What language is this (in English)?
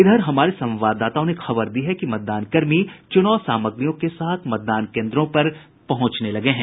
Hindi